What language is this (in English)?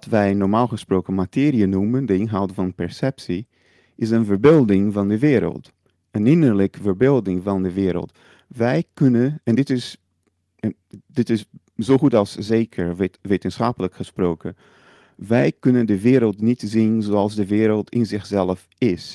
Dutch